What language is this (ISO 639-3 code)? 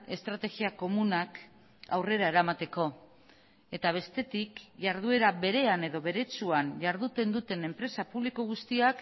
eus